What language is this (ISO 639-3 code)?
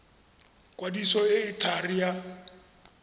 tsn